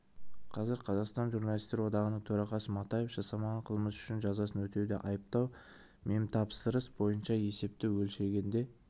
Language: Kazakh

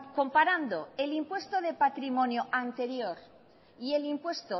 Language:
Spanish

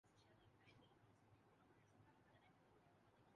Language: Urdu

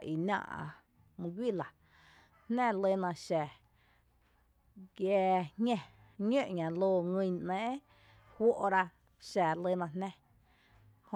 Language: Tepinapa Chinantec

